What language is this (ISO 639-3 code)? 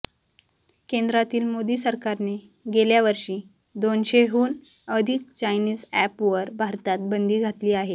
mar